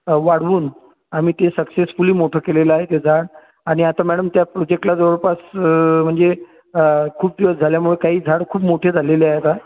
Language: Marathi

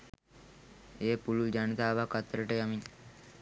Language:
Sinhala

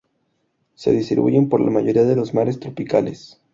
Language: Spanish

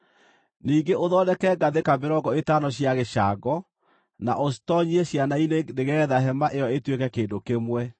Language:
Kikuyu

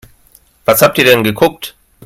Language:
German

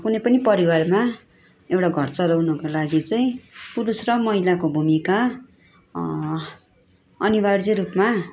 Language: Nepali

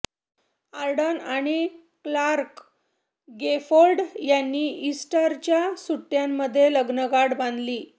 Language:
Marathi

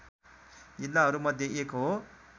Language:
Nepali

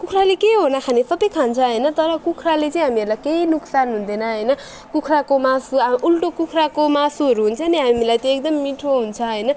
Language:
Nepali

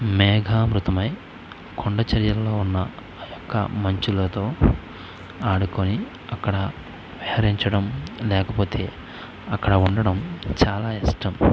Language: Telugu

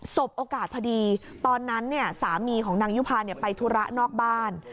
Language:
Thai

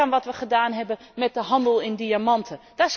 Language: Dutch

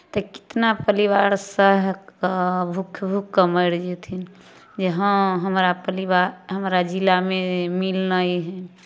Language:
Maithili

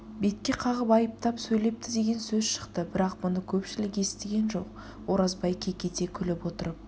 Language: Kazakh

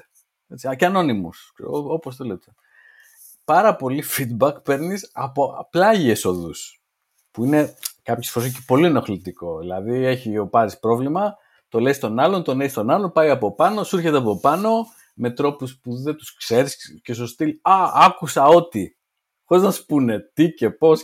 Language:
Greek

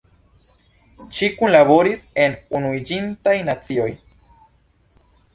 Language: Esperanto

